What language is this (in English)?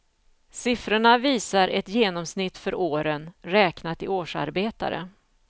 Swedish